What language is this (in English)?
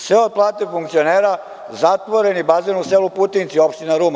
Serbian